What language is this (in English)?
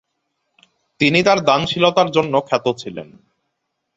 Bangla